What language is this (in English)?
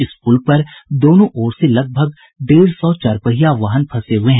Hindi